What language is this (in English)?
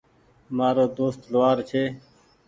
Goaria